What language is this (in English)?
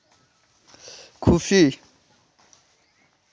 Santali